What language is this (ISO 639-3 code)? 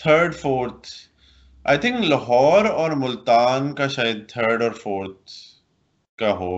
urd